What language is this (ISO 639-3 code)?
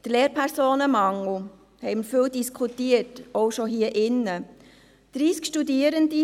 gsw